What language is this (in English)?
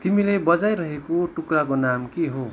Nepali